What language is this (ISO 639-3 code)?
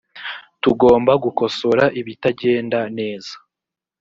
kin